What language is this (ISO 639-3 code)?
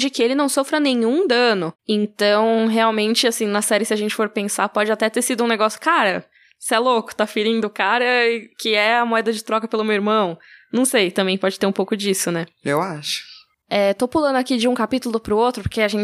por